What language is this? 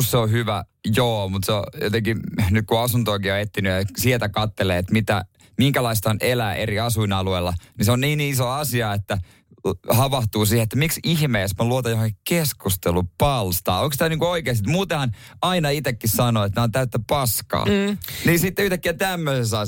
Finnish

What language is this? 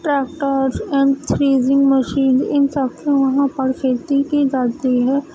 Urdu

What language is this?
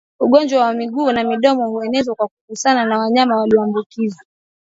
Swahili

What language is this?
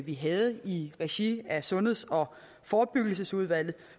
Danish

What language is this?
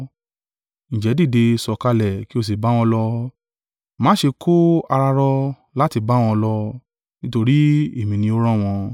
Yoruba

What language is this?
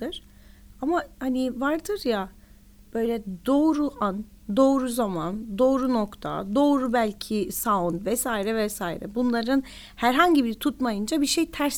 Turkish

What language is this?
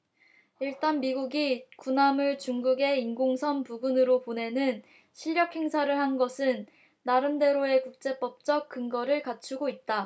Korean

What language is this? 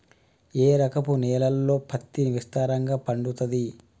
Telugu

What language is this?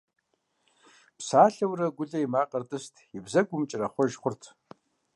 Kabardian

